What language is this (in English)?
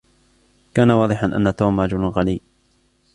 Arabic